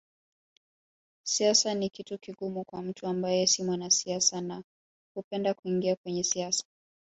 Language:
Swahili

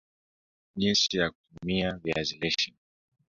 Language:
Swahili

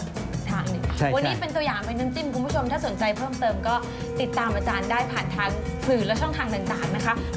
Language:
Thai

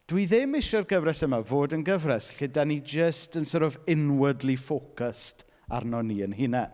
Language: Welsh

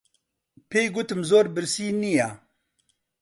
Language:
Central Kurdish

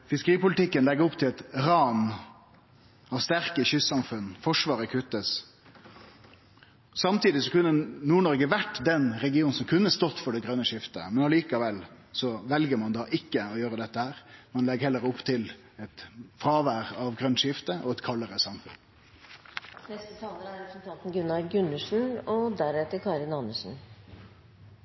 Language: Norwegian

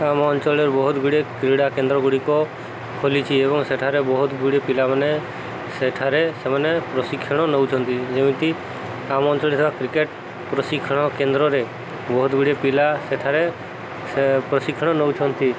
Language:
Odia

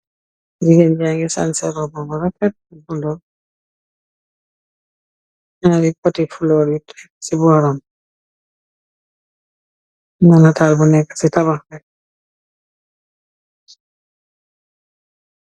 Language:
Wolof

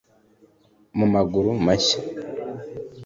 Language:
Kinyarwanda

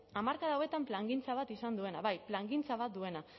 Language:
Basque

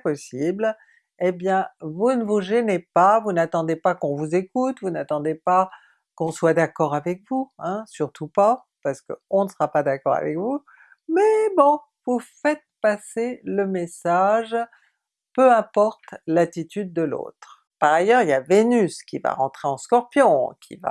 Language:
French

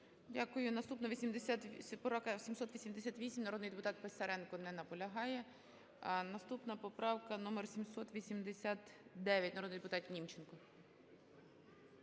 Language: Ukrainian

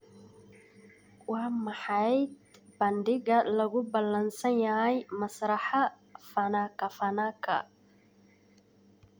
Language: Somali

